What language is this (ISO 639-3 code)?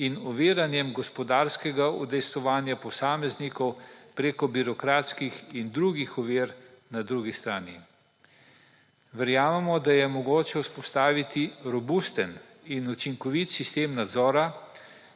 slv